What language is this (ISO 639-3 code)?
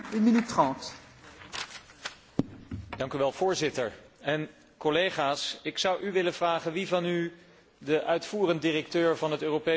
nld